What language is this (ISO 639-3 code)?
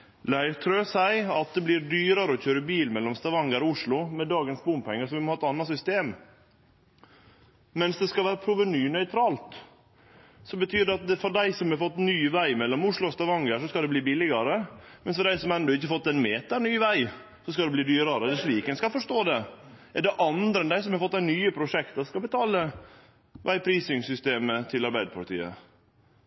nno